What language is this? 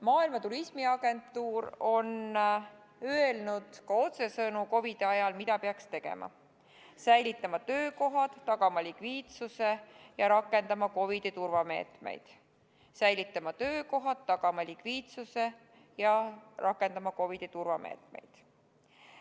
Estonian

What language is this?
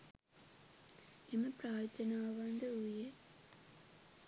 Sinhala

